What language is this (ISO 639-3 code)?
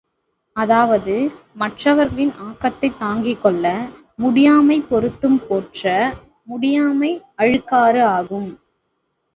tam